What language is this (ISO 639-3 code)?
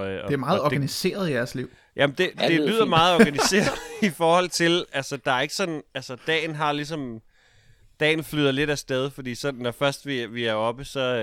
dan